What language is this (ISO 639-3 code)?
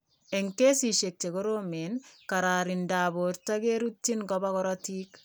kln